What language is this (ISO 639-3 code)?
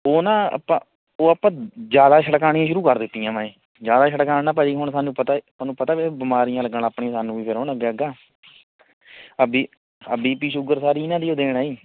pan